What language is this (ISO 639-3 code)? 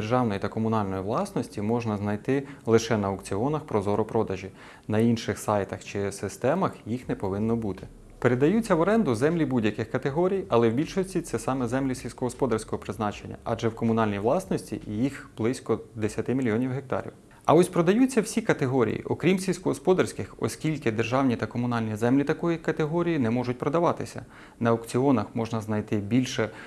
ukr